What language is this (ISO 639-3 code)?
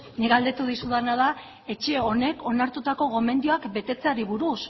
eus